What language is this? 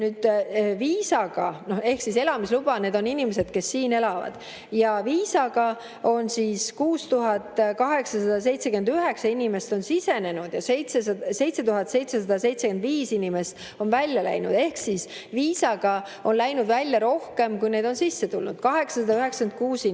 Estonian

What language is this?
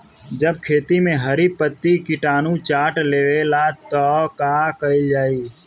Bhojpuri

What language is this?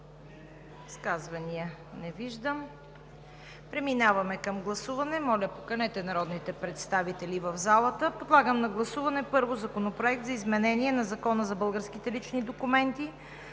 Bulgarian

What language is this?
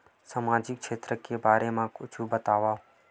Chhattisgarhi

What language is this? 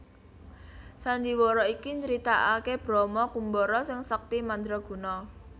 Javanese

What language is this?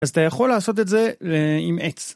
Hebrew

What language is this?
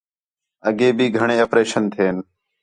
Khetrani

